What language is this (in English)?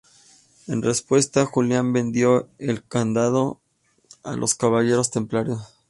Spanish